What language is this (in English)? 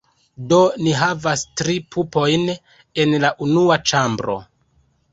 Esperanto